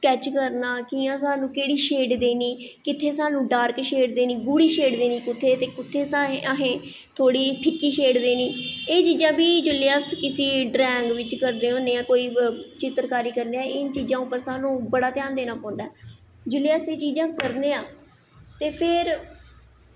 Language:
Dogri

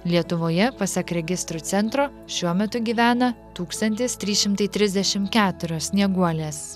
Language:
Lithuanian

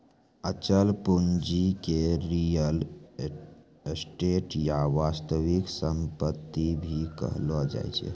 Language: Maithili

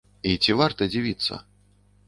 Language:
Belarusian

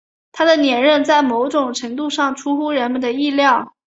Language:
Chinese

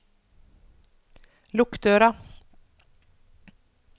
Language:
Norwegian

